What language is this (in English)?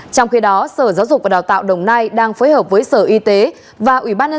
Vietnamese